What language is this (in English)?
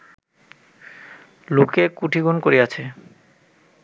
Bangla